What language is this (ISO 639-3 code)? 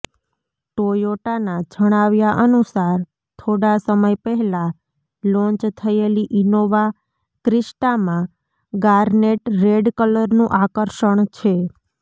guj